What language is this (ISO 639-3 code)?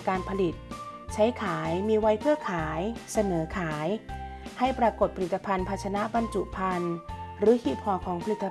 tha